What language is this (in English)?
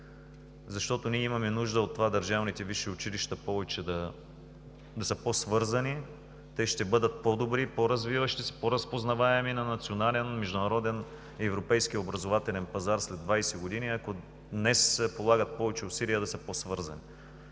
Bulgarian